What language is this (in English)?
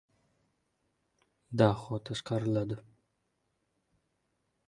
Uzbek